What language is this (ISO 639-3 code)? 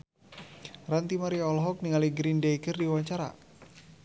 sun